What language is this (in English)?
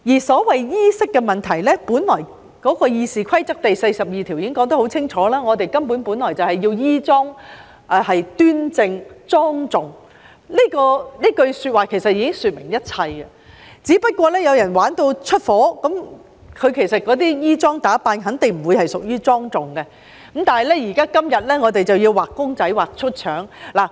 Cantonese